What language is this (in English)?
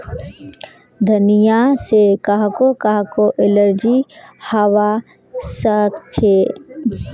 Magahi